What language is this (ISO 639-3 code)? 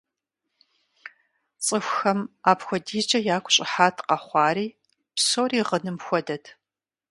kbd